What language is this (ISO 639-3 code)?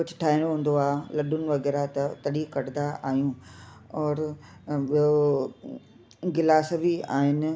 snd